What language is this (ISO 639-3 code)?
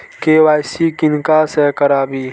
mai